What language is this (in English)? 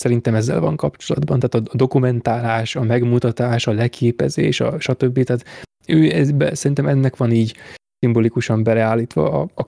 Hungarian